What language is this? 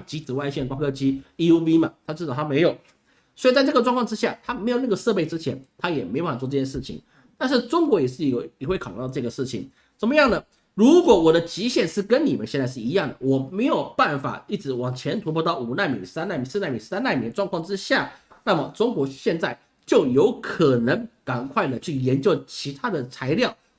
Chinese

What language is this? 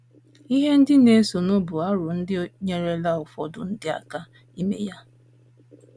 Igbo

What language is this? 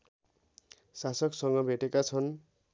Nepali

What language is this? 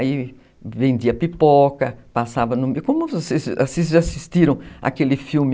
Portuguese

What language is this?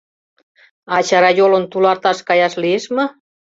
Mari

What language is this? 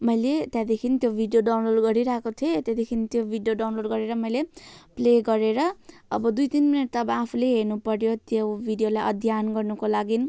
Nepali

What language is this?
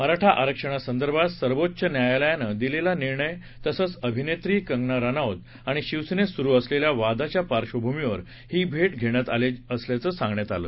Marathi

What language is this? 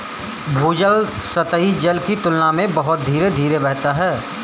Hindi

